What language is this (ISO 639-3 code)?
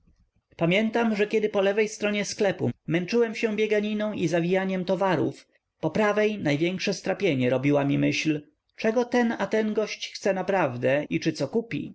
pol